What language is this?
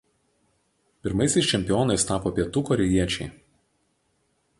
Lithuanian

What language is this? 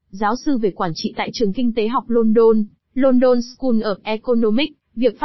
Vietnamese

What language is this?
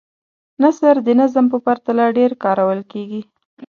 Pashto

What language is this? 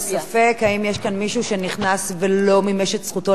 Hebrew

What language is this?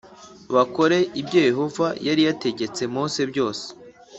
Kinyarwanda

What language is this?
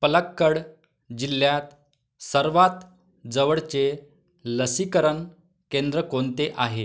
Marathi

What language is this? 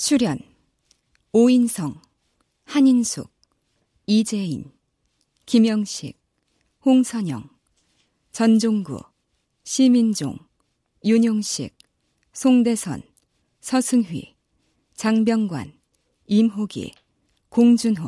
Korean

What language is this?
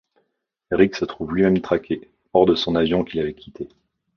French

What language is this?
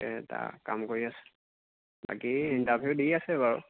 Assamese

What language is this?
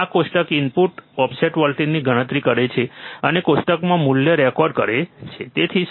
Gujarati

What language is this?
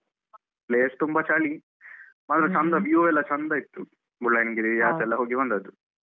Kannada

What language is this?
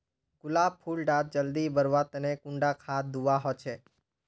Magahi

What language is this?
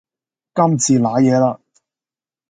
Cantonese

